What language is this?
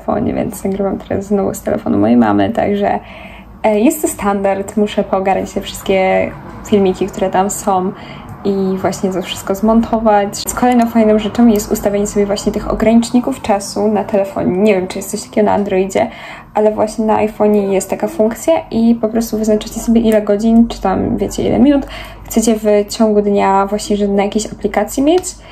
Polish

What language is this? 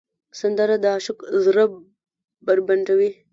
Pashto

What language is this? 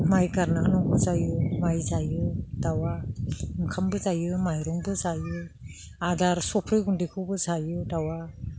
Bodo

